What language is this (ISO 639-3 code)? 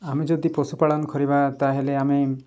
ori